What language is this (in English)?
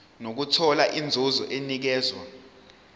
Zulu